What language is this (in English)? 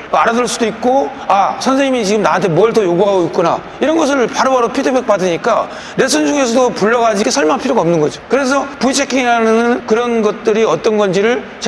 Korean